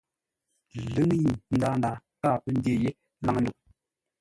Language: Ngombale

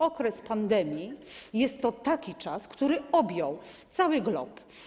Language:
Polish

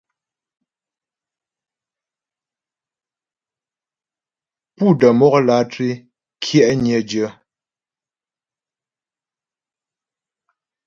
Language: Ghomala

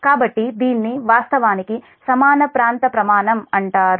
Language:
Telugu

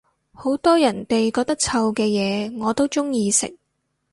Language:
Cantonese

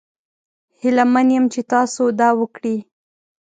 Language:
Pashto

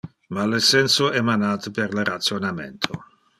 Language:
Interlingua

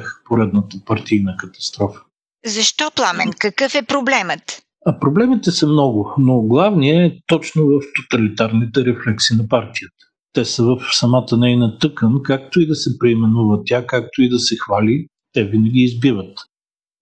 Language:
Bulgarian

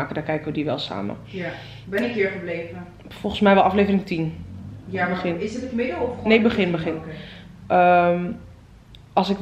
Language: Dutch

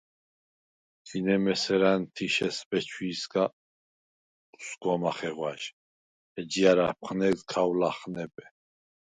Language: Svan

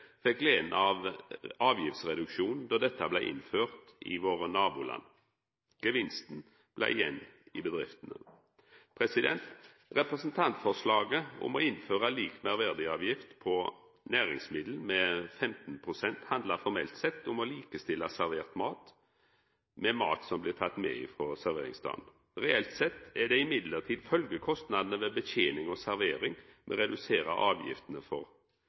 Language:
Norwegian Nynorsk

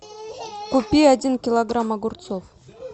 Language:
Russian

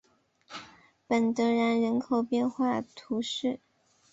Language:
Chinese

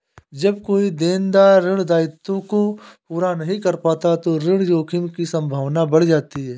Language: Hindi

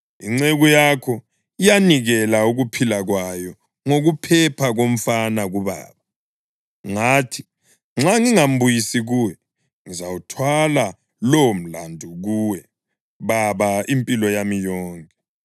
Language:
North Ndebele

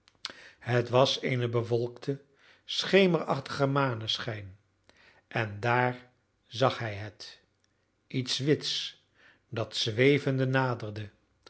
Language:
Dutch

